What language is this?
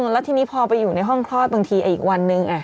Thai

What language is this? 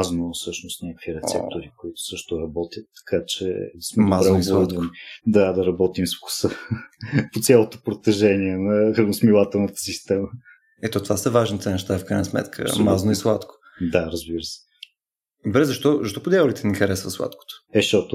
Bulgarian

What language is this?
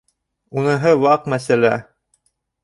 Bashkir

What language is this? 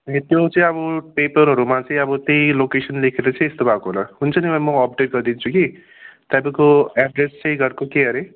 Nepali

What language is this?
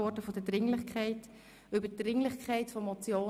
Swiss German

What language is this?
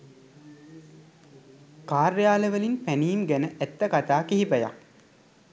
Sinhala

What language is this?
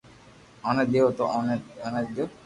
Loarki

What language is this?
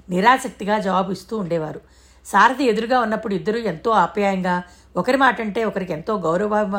Telugu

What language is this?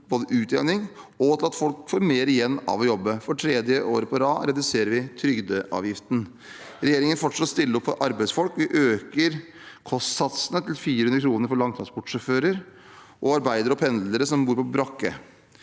Norwegian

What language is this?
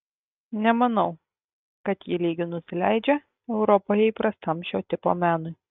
Lithuanian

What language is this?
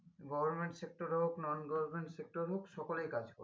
Bangla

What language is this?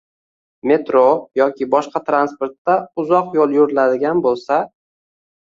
Uzbek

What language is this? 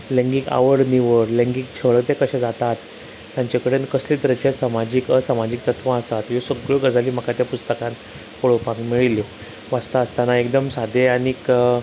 Konkani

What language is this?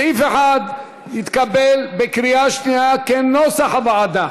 Hebrew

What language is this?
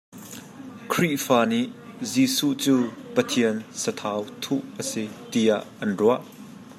Hakha Chin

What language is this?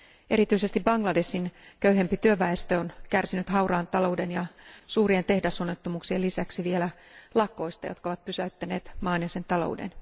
Finnish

